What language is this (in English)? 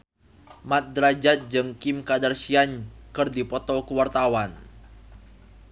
Sundanese